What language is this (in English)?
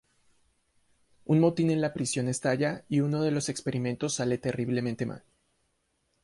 Spanish